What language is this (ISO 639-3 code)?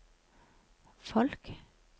nor